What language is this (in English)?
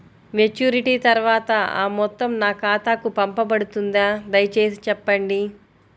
Telugu